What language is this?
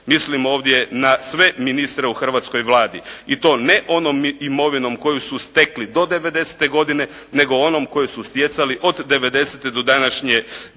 Croatian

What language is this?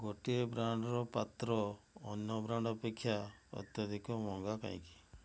Odia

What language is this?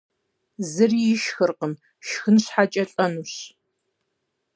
Kabardian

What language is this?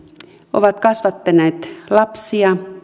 Finnish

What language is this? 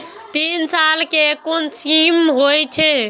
Maithili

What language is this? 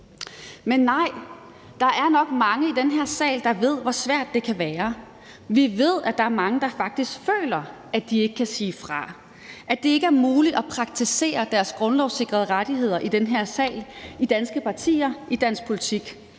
Danish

